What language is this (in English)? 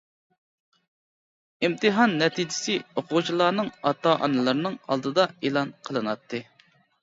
Uyghur